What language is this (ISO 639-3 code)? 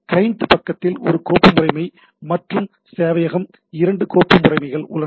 tam